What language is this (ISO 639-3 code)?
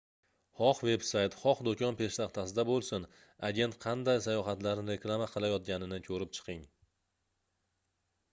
uzb